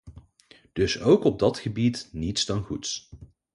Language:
Dutch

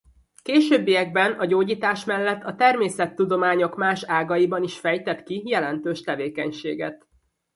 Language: Hungarian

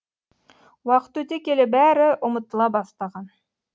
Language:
Kazakh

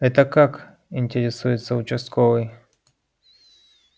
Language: Russian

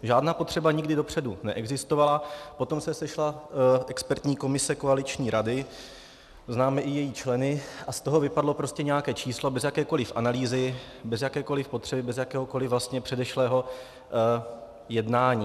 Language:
Czech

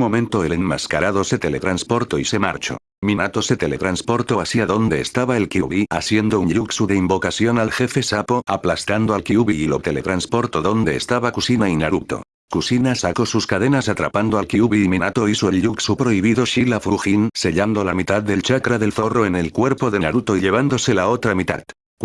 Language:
Spanish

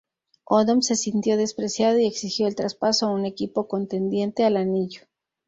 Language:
Spanish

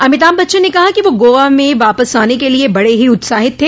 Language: Hindi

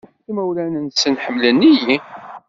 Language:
Kabyle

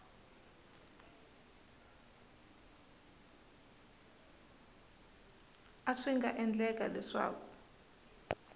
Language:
Tsonga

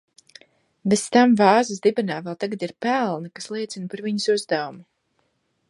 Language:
Latvian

